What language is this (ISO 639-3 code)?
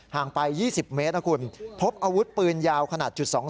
tha